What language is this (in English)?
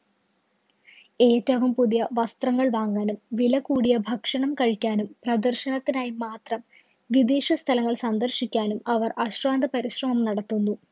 Malayalam